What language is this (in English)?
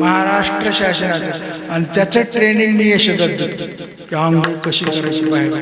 Marathi